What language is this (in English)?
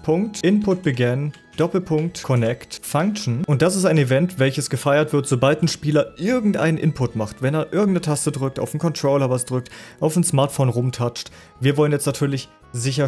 German